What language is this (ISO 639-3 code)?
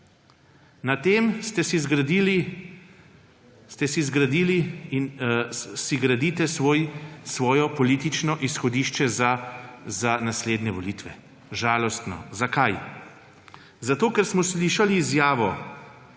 slv